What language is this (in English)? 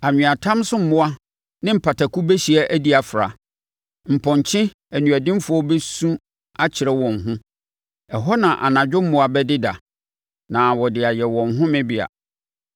Akan